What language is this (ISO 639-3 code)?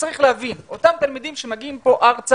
heb